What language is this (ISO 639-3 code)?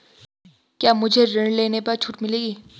hin